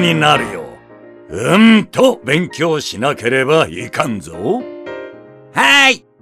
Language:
Japanese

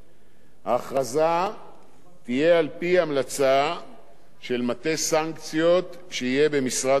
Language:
Hebrew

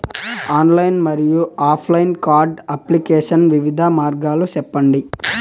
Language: Telugu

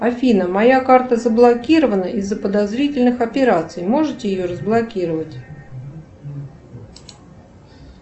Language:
Russian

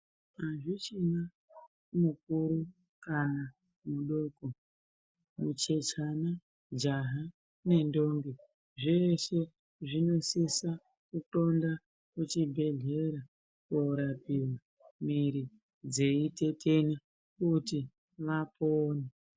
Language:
Ndau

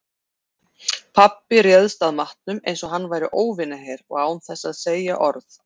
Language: Icelandic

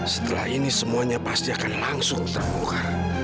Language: Indonesian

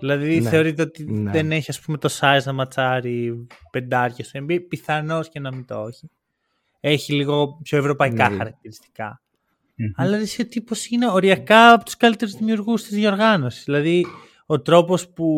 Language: Greek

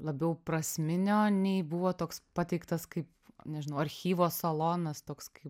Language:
Lithuanian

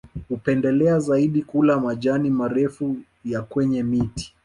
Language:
Swahili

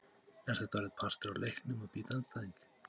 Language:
Icelandic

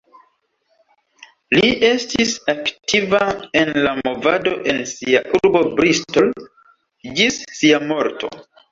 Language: Esperanto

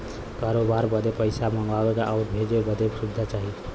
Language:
Bhojpuri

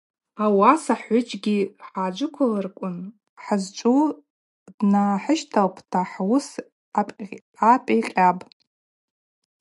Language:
Abaza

